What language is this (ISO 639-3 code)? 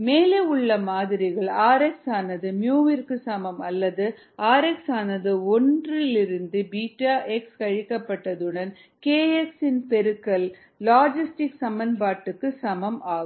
tam